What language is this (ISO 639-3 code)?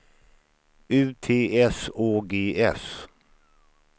swe